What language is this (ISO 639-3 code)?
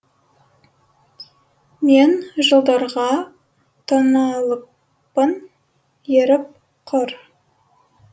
kaz